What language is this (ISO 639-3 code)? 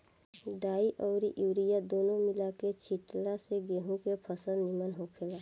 bho